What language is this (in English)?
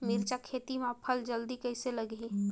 Chhattisgarhi